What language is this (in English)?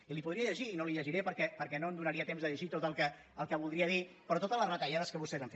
Catalan